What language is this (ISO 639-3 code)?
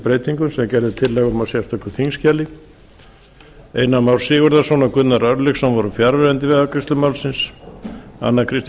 isl